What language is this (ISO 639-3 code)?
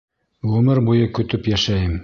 bak